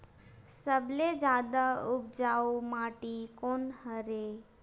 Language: Chhattisgarhi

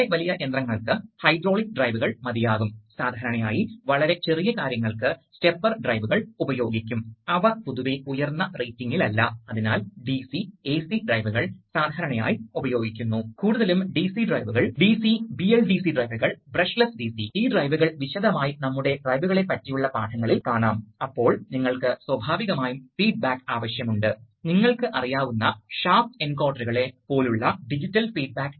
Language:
Malayalam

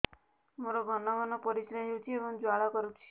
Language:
Odia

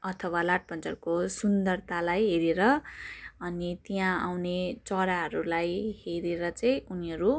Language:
Nepali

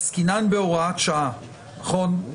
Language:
Hebrew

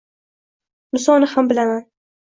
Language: Uzbek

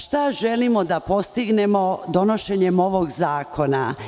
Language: Serbian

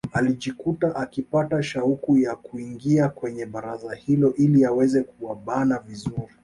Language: Swahili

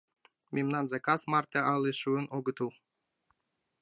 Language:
Mari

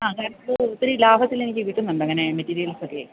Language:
Malayalam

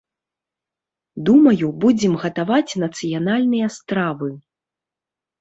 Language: Belarusian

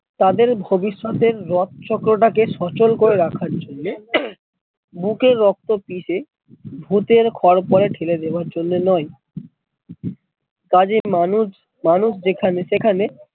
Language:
Bangla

